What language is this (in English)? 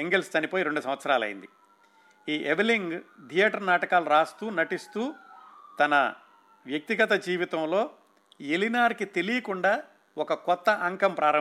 Telugu